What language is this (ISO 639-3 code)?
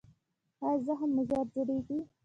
pus